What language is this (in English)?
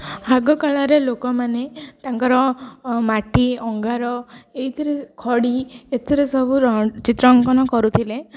Odia